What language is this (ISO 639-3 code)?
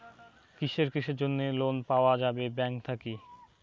ben